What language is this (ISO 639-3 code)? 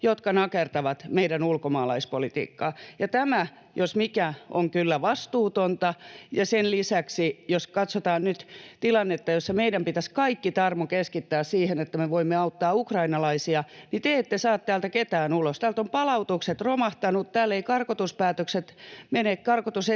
fin